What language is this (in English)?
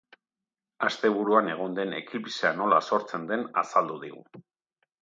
Basque